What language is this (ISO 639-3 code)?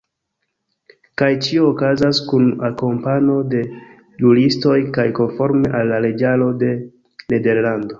epo